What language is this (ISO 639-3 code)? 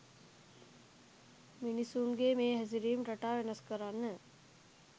sin